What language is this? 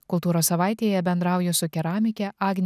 Lithuanian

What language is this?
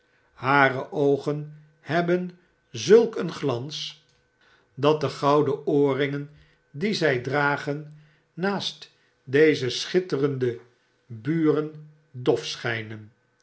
Dutch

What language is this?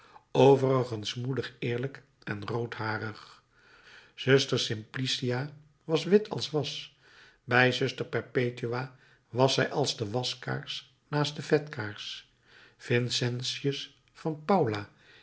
Dutch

